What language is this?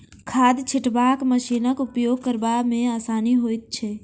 Maithili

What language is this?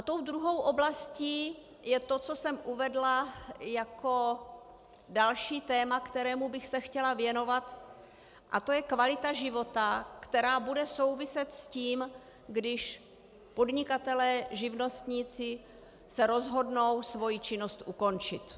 Czech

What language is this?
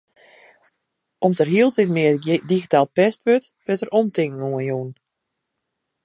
Western Frisian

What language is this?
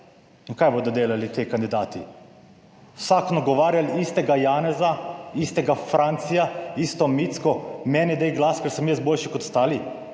Slovenian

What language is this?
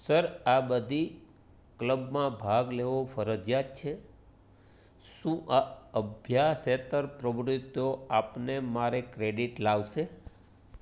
Gujarati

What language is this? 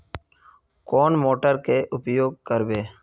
Magahi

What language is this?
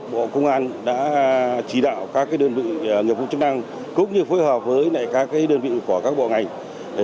Vietnamese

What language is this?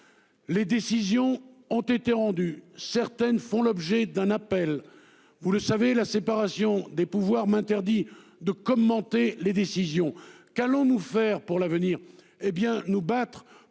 French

